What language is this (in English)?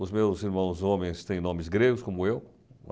Portuguese